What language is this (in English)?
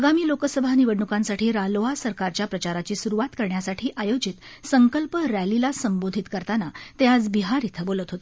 Marathi